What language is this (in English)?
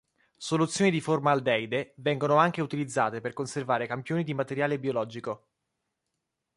Italian